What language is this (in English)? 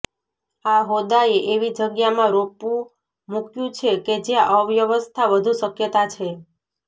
Gujarati